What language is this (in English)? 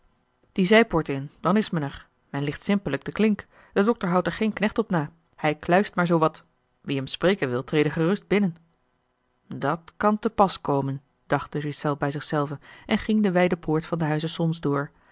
Dutch